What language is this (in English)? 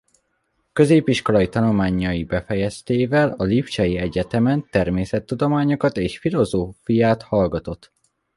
Hungarian